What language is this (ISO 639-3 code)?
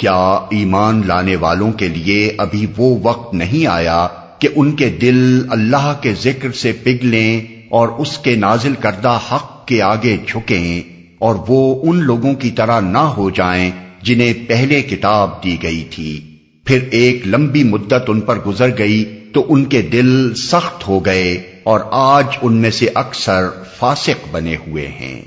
urd